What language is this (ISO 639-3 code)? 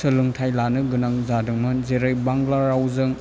brx